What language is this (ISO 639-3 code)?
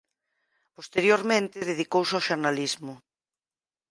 glg